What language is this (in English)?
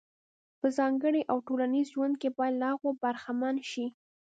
Pashto